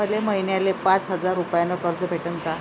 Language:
Marathi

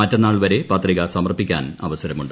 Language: Malayalam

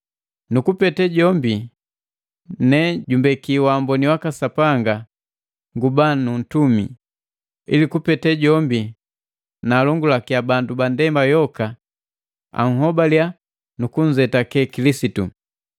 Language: Matengo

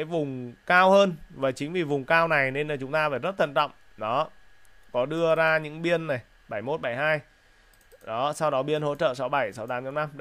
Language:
Vietnamese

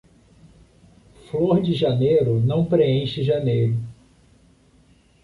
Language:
Portuguese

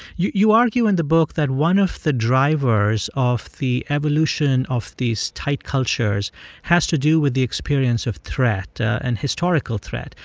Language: English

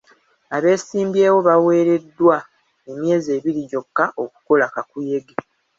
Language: Ganda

